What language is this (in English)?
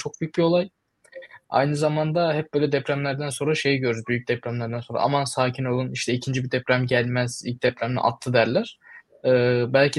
Turkish